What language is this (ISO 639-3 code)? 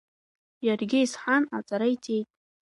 abk